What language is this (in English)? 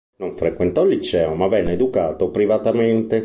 Italian